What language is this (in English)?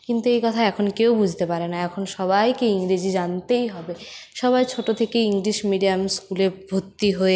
Bangla